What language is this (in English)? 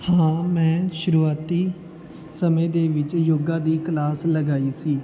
Punjabi